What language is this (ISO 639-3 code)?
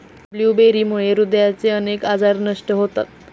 mar